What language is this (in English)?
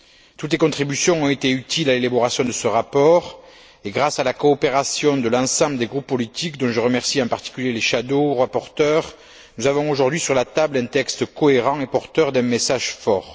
French